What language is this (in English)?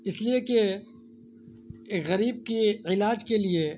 Urdu